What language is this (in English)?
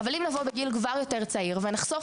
Hebrew